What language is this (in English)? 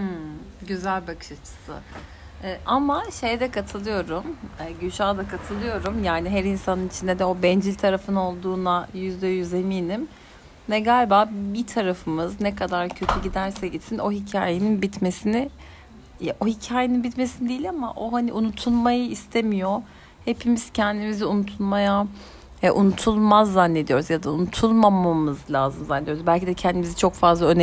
Turkish